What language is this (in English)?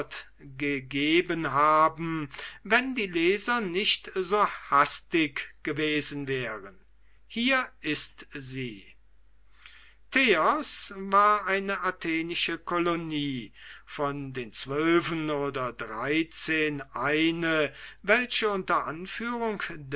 German